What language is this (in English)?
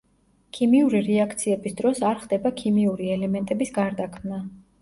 Georgian